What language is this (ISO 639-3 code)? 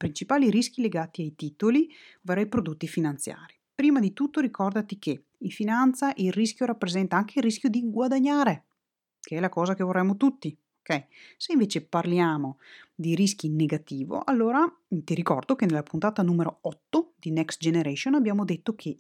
ita